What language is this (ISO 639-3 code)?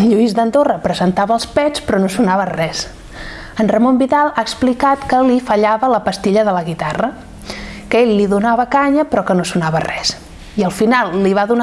cat